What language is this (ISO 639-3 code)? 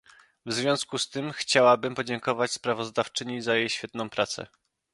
pol